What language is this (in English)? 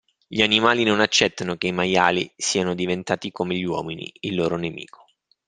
Italian